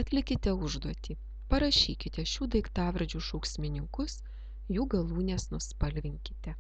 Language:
Lithuanian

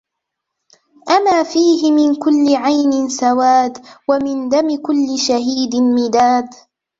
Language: Arabic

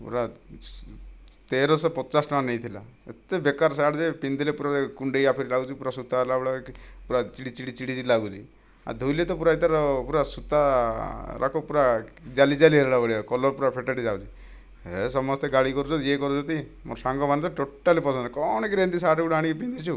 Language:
Odia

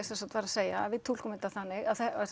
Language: Icelandic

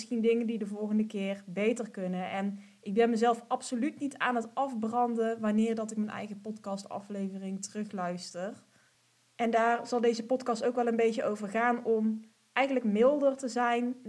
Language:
Dutch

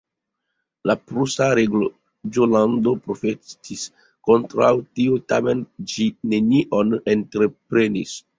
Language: Esperanto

